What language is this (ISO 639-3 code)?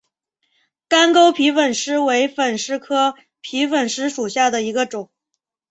zho